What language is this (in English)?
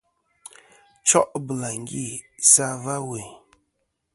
Kom